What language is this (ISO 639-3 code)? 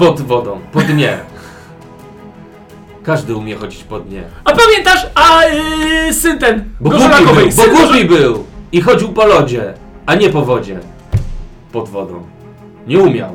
pol